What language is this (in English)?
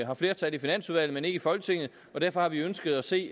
Danish